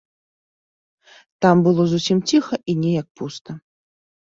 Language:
Belarusian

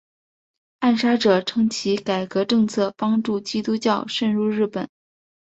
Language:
Chinese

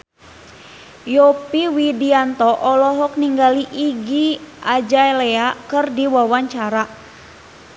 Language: Sundanese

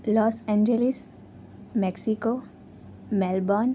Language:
Gujarati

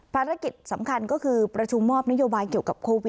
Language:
Thai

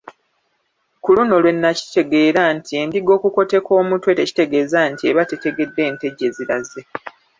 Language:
Ganda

